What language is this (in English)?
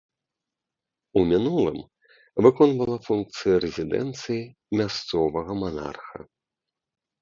Belarusian